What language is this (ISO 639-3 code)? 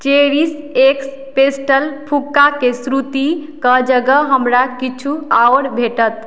mai